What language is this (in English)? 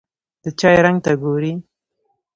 Pashto